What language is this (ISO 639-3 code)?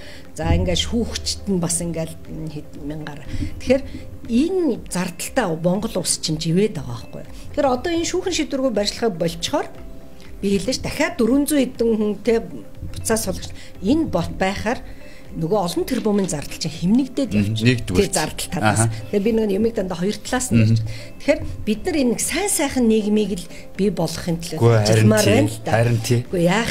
tur